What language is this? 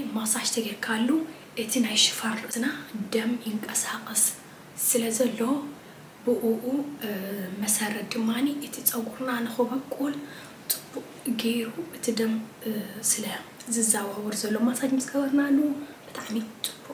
Arabic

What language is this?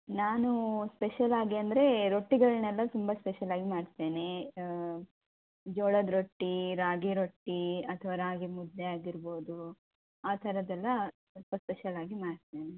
Kannada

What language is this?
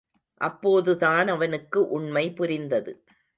Tamil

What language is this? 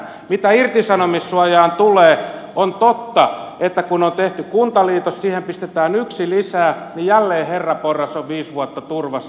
Finnish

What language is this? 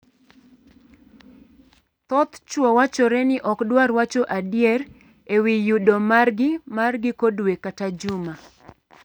Luo (Kenya and Tanzania)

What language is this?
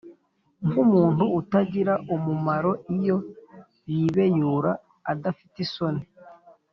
Kinyarwanda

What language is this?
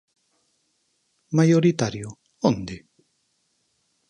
Galician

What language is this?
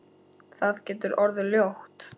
Icelandic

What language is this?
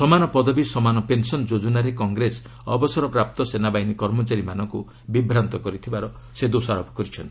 Odia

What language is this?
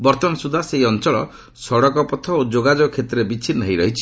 Odia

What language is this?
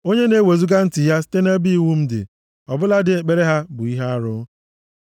Igbo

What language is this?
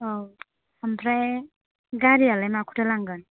Bodo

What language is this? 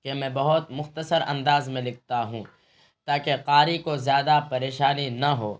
Urdu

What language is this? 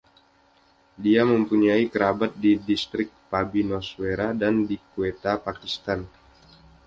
Indonesian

